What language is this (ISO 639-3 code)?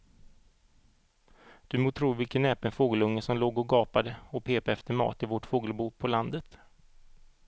swe